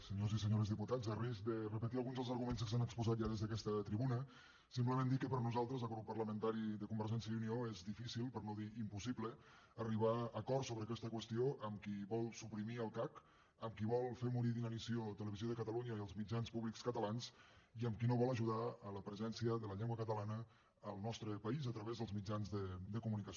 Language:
Catalan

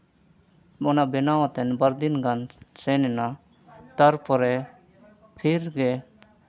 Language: Santali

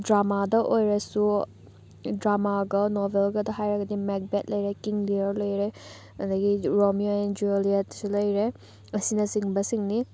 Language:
Manipuri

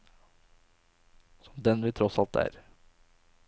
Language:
Norwegian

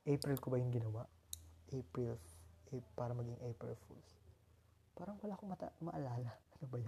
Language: Filipino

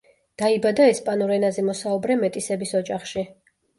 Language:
Georgian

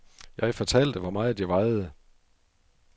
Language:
Danish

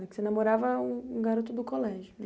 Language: Portuguese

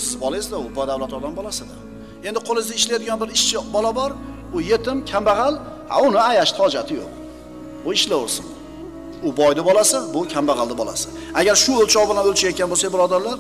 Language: Turkish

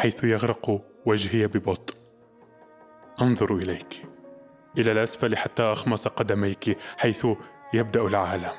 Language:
Arabic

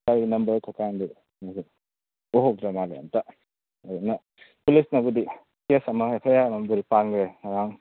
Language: Manipuri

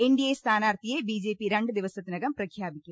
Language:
Malayalam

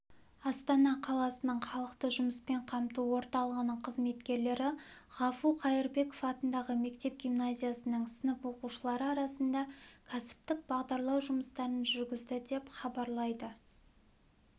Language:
Kazakh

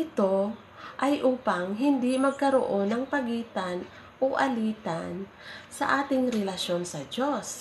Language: Filipino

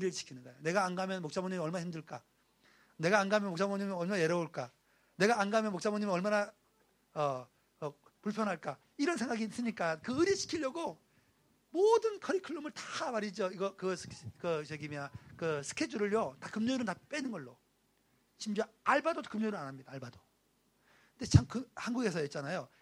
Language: Korean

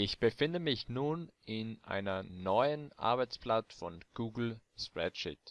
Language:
German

